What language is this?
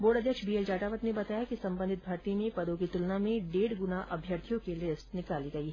Hindi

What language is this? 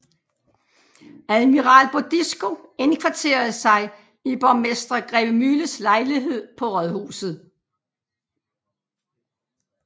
Danish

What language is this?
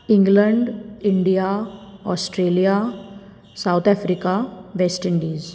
Konkani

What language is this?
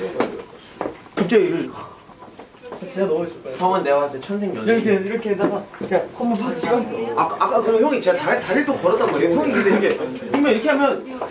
Korean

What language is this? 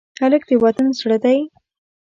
Pashto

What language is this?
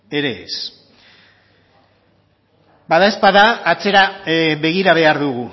Basque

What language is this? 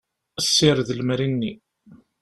Kabyle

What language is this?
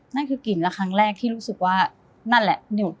Thai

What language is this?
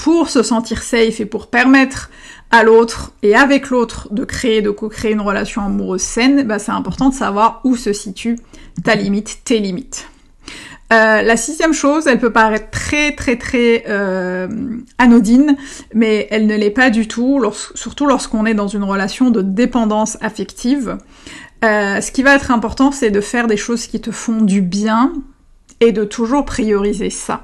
French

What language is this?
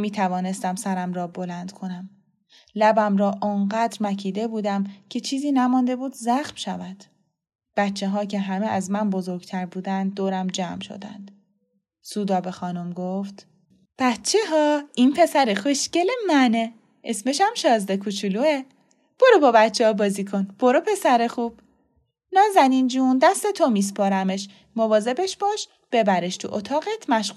Persian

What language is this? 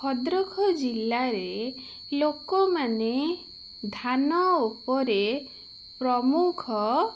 Odia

